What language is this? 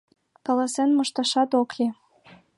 Mari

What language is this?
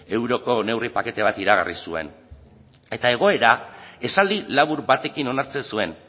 Basque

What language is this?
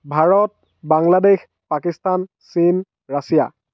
Assamese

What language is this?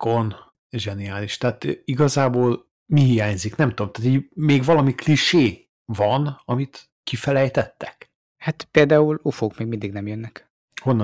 Hungarian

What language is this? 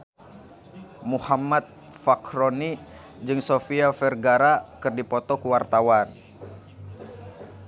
Sundanese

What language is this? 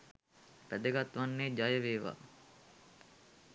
Sinhala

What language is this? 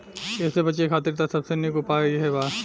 Bhojpuri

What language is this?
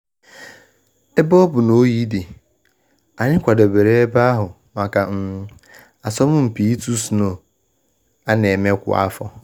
Igbo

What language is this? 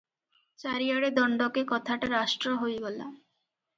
Odia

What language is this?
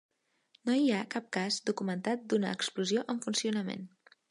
Catalan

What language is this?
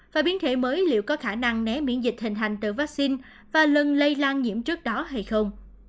Vietnamese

